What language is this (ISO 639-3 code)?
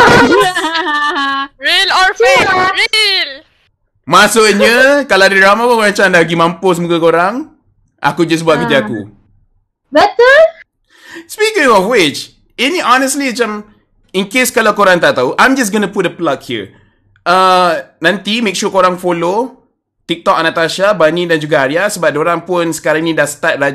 msa